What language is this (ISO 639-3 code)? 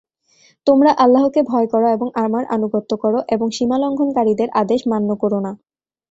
ben